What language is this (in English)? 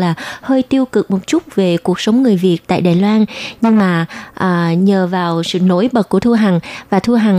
Vietnamese